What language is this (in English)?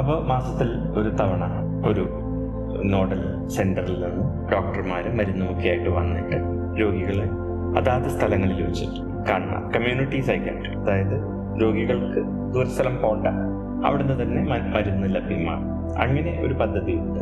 Malayalam